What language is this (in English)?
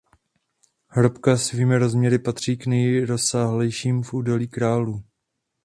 Czech